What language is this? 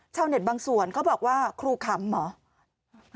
Thai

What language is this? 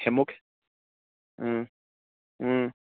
Kashmiri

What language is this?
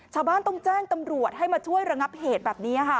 Thai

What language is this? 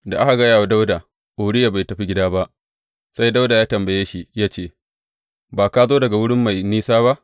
Hausa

